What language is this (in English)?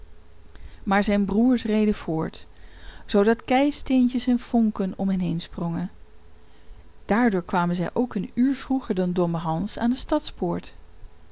Dutch